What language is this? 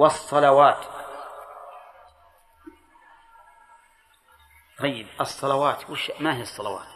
Arabic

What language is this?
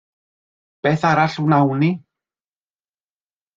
Welsh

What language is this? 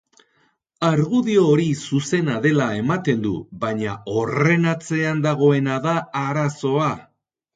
Basque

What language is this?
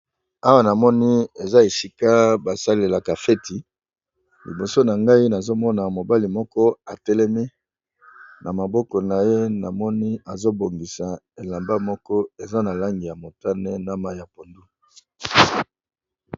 Lingala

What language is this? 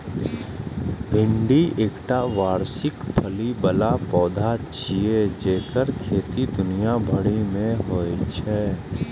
Maithili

